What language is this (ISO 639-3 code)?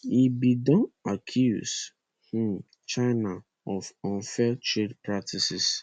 pcm